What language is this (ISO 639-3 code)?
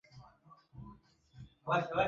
swa